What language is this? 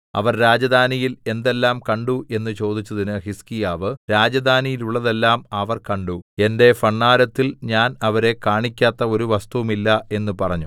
Malayalam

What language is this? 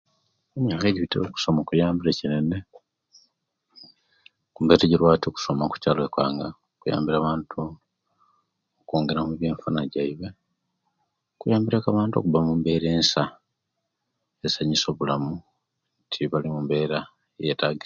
Kenyi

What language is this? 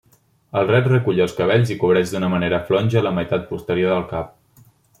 Catalan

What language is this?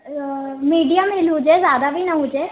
Sindhi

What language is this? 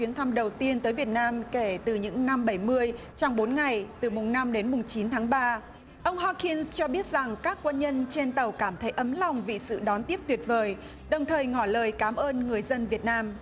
Vietnamese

